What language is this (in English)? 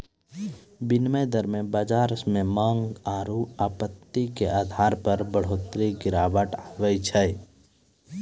Maithili